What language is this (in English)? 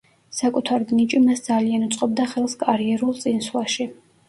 Georgian